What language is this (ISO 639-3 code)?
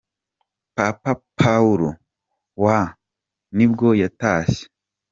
kin